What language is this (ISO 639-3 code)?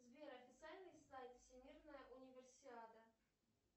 rus